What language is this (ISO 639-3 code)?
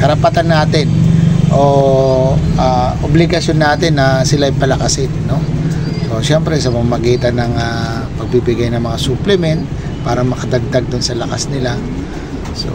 fil